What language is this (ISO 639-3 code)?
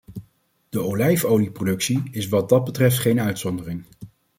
nld